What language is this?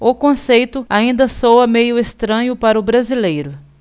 Portuguese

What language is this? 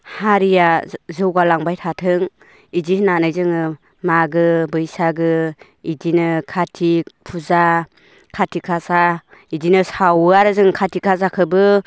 Bodo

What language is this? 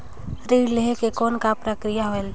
Chhattisgarhi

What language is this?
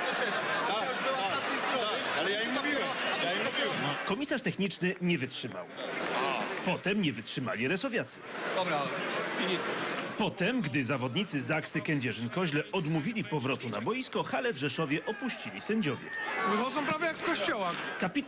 Polish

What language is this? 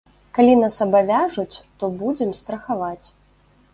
Belarusian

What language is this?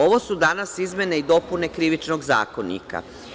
Serbian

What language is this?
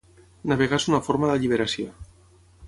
Catalan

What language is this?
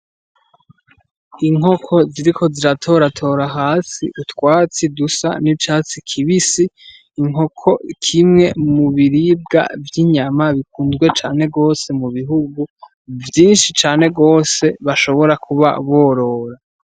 Rundi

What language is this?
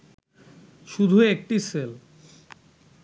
Bangla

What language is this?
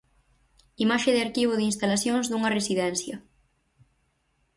Galician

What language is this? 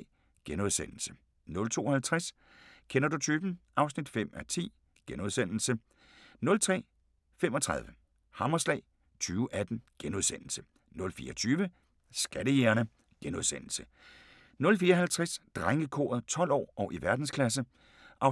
Danish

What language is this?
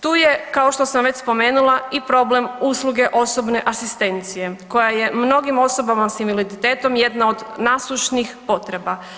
Croatian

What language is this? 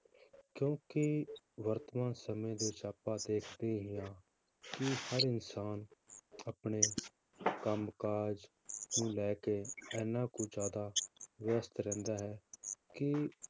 Punjabi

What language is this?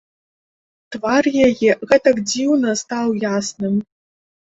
Belarusian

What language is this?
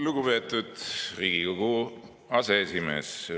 Estonian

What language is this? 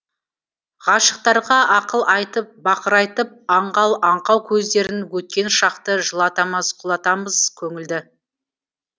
Kazakh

